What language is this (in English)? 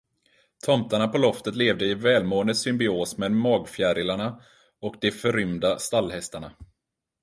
Swedish